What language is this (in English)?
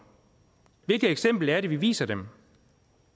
Danish